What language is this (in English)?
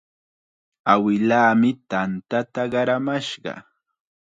Chiquián Ancash Quechua